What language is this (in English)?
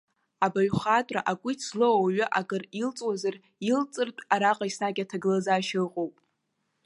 Abkhazian